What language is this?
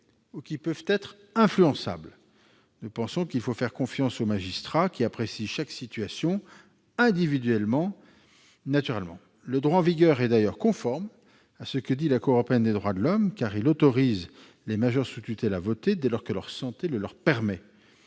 French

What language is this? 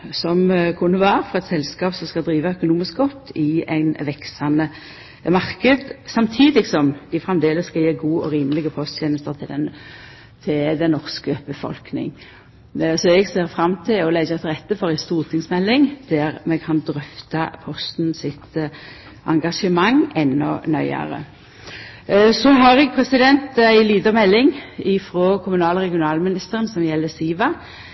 Norwegian Nynorsk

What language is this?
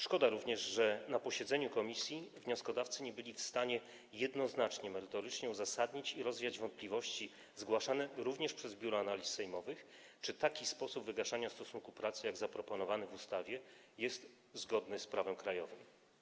Polish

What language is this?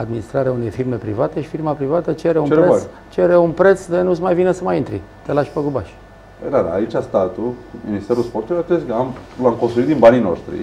Romanian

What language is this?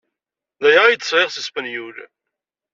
Kabyle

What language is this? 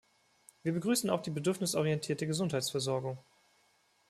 German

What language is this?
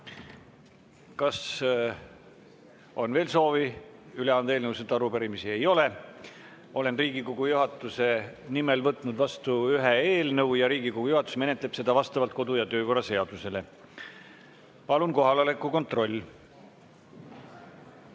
Estonian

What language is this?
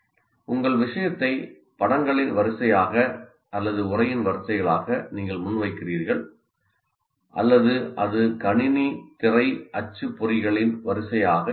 Tamil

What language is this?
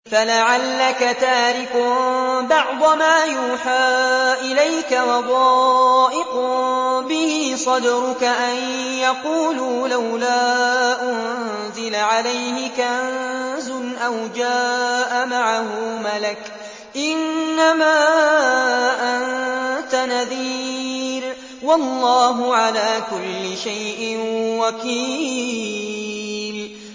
Arabic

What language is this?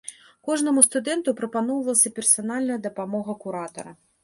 Belarusian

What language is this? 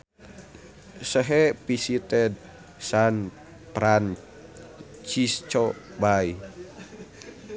Sundanese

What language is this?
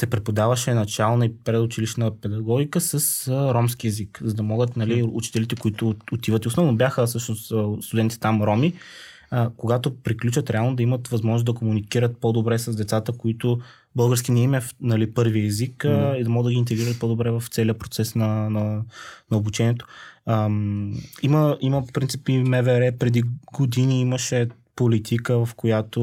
Bulgarian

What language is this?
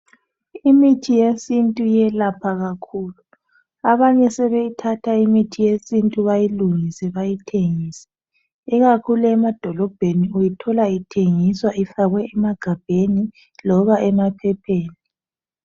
North Ndebele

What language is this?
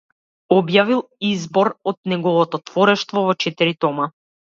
Macedonian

